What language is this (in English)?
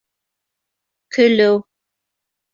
Bashkir